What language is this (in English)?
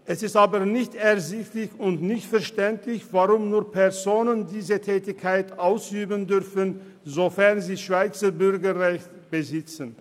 Swiss German